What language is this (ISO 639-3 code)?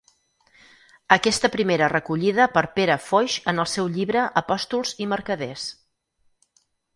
cat